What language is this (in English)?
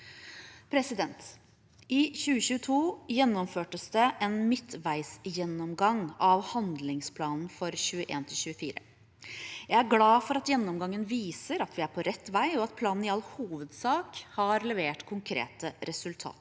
Norwegian